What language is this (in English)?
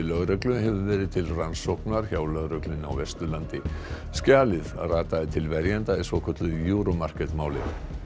Icelandic